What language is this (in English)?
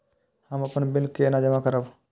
Maithili